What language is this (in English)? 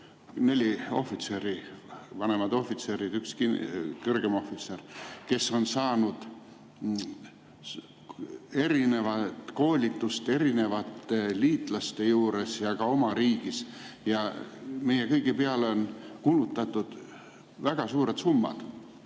Estonian